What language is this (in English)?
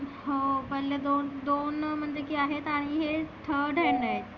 Marathi